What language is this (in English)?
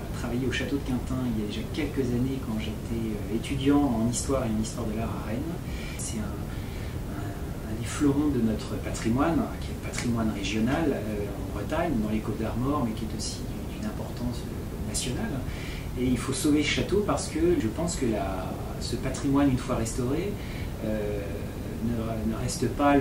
French